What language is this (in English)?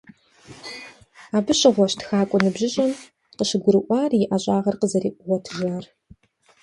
Kabardian